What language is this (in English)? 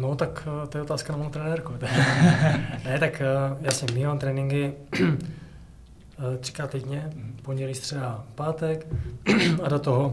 Czech